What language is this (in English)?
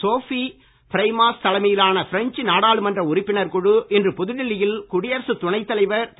Tamil